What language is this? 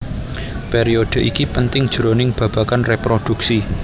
Javanese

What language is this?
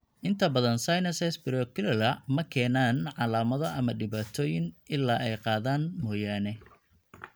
Somali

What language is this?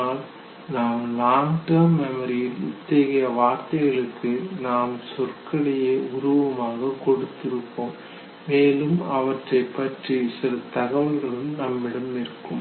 Tamil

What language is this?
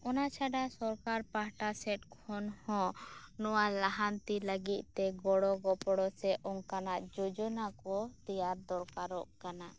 Santali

